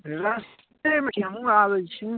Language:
Maithili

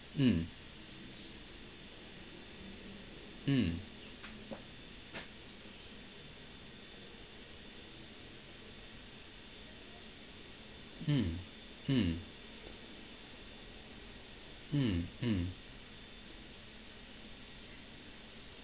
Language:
English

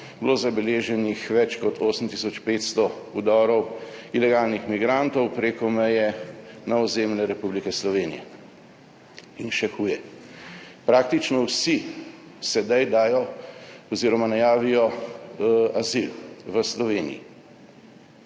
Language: Slovenian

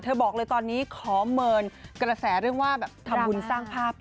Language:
Thai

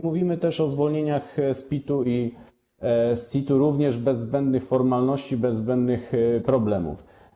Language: Polish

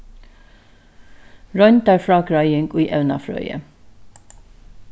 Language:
Faroese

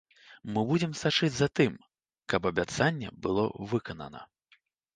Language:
Belarusian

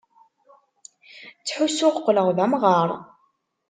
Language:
Kabyle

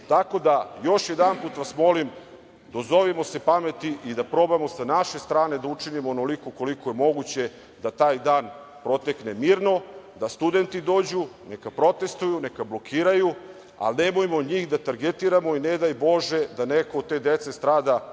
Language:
Serbian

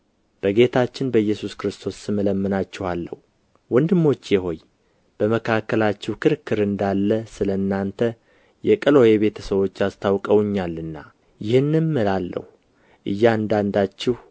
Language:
Amharic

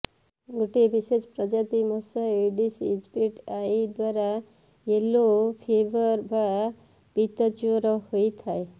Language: Odia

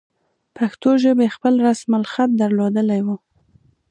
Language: Pashto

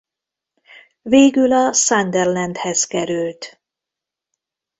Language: Hungarian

